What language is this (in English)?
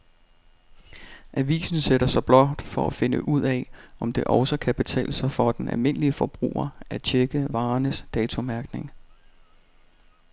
Danish